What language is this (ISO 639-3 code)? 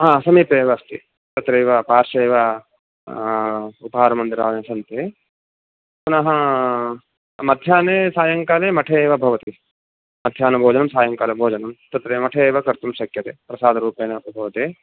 san